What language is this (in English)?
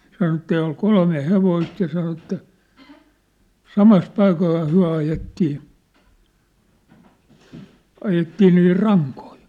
Finnish